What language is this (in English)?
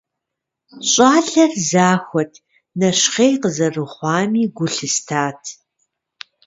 Kabardian